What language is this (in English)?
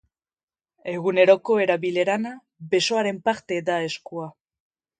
Basque